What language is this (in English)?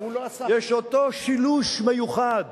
Hebrew